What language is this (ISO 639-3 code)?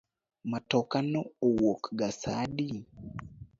luo